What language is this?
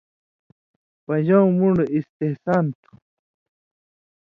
Indus Kohistani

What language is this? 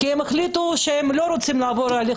Hebrew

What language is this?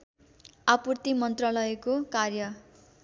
Nepali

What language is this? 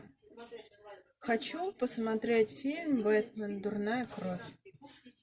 Russian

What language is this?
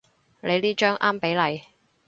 Cantonese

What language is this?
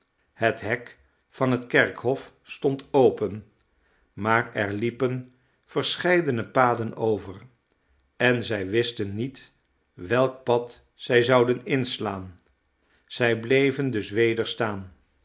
Dutch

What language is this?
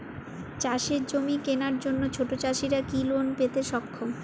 Bangla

